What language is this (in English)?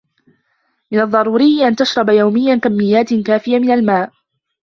Arabic